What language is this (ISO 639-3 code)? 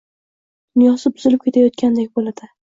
uzb